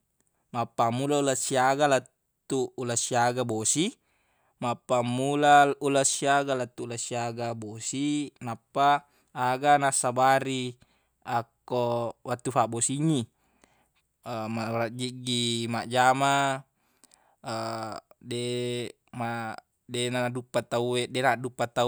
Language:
Buginese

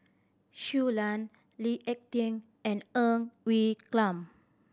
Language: English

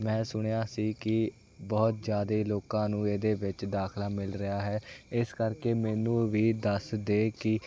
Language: Punjabi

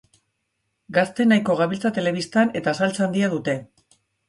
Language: Basque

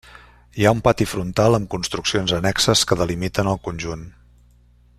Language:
Catalan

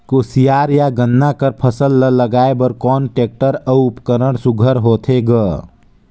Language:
Chhattisgarhi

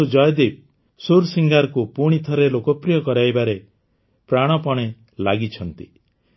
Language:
Odia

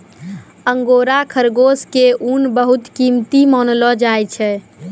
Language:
Maithili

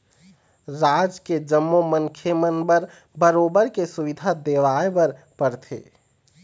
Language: Chhattisgarhi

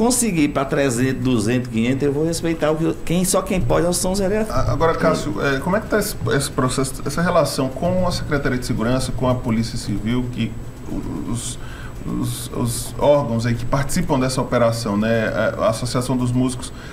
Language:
Portuguese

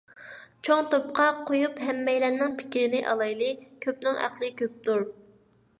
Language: Uyghur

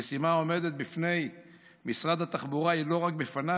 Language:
Hebrew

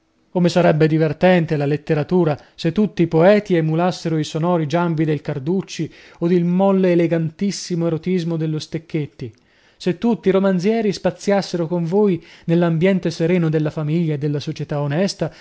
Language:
Italian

